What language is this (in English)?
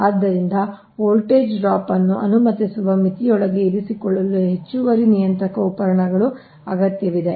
Kannada